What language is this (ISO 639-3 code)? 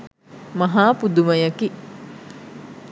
sin